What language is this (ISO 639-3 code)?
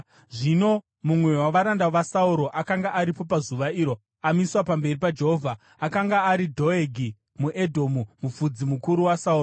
sna